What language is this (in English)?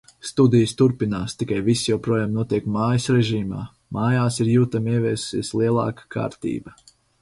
Latvian